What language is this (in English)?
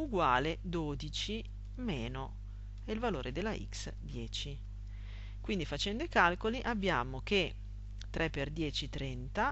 Italian